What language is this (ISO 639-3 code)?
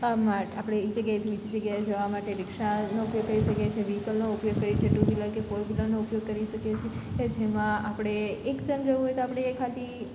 guj